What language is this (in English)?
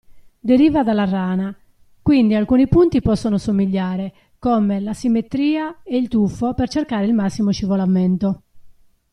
Italian